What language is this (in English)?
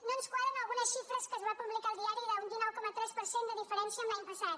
Catalan